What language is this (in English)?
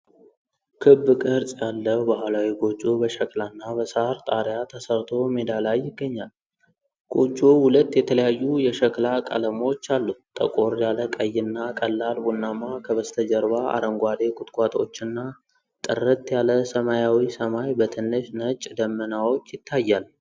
Amharic